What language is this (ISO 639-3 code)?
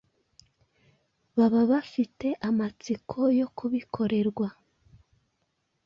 kin